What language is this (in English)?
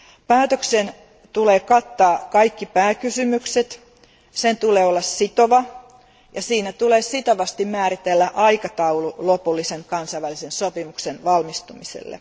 Finnish